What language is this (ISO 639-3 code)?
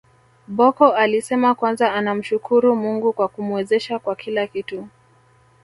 swa